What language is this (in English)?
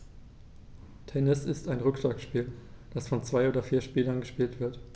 German